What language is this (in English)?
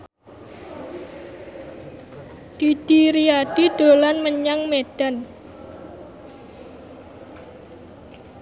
Javanese